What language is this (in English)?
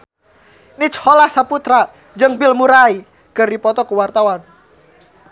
Sundanese